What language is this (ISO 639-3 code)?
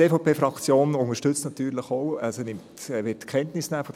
gsw